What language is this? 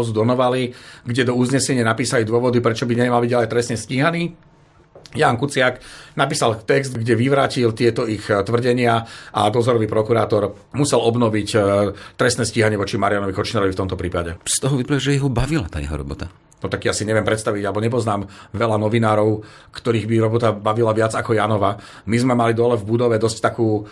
Slovak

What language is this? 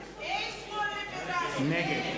Hebrew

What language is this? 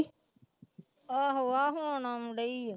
Punjabi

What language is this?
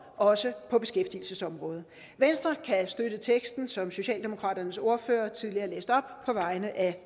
Danish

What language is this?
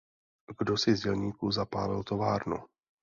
Czech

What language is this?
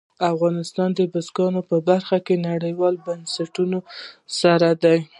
Pashto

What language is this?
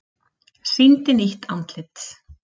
Icelandic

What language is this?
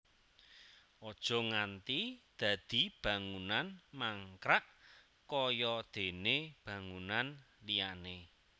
Javanese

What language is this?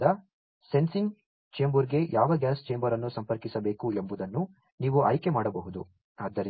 Kannada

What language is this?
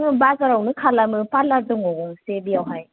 Bodo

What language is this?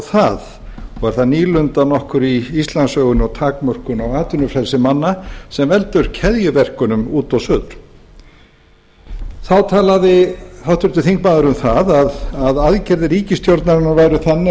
Icelandic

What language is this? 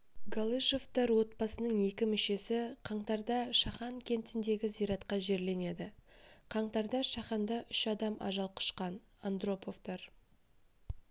Kazakh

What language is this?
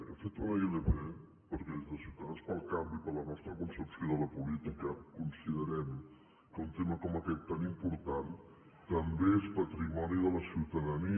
Catalan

